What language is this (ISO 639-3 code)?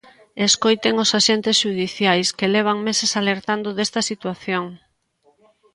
glg